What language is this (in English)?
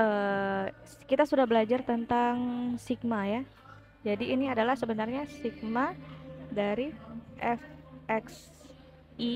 Indonesian